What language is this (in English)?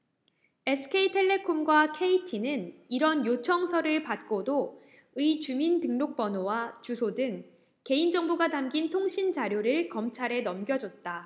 Korean